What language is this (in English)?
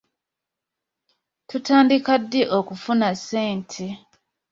Ganda